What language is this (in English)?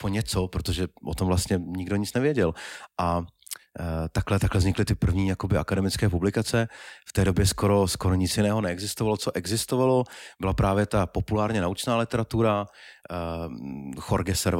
Czech